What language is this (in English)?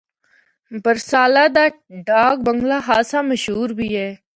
Northern Hindko